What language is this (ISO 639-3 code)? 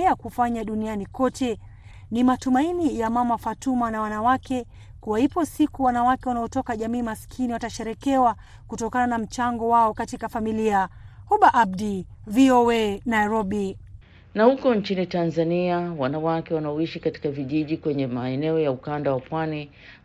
swa